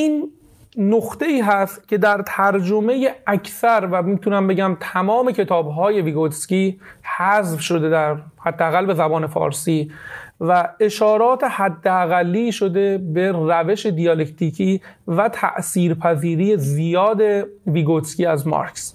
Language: Persian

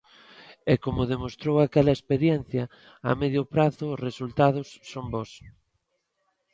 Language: Galician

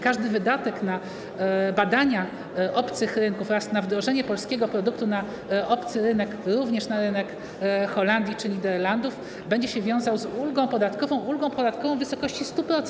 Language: Polish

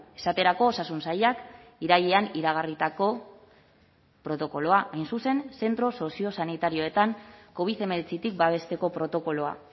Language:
Basque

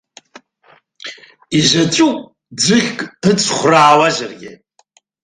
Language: Abkhazian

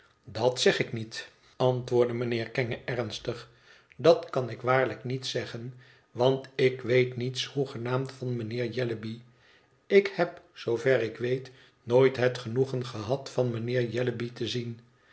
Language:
Dutch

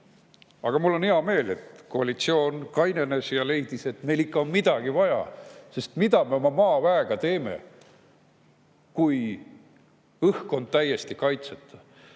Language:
Estonian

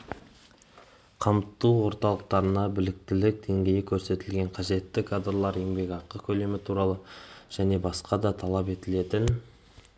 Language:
Kazakh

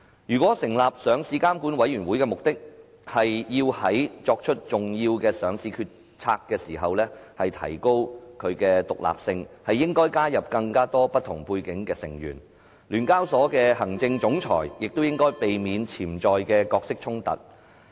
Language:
Cantonese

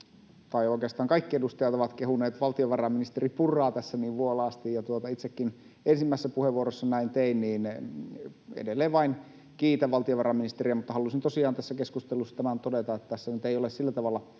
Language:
Finnish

